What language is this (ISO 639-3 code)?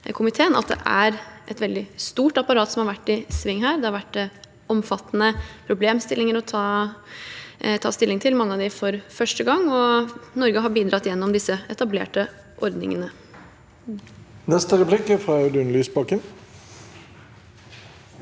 nor